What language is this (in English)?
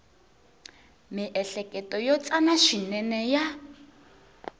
Tsonga